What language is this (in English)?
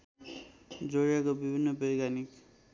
Nepali